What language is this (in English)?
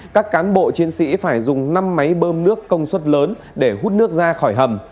Vietnamese